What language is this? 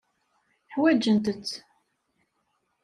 Kabyle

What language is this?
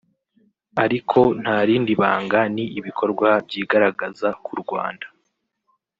Kinyarwanda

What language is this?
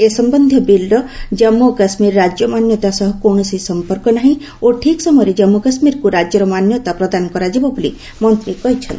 Odia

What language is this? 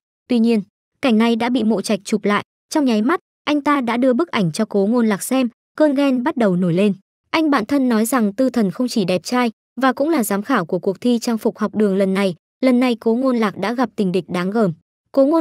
Vietnamese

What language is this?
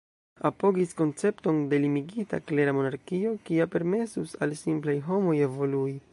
Esperanto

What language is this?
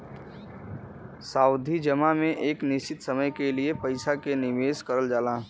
Bhojpuri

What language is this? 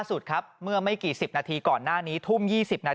Thai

